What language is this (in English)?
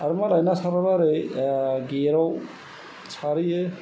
Bodo